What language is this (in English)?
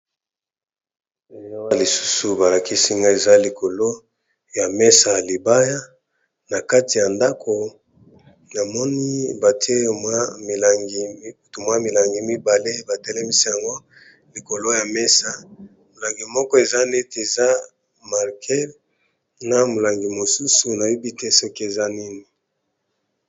Lingala